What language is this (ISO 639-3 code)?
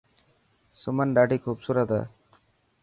mki